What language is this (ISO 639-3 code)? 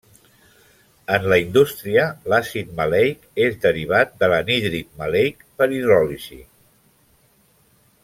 cat